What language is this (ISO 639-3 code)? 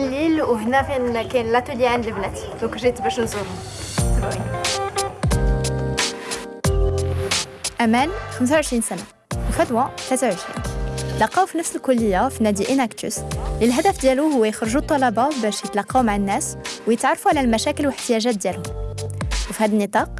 ara